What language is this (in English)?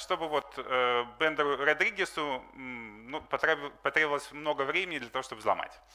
Russian